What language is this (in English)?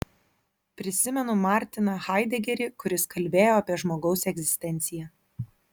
Lithuanian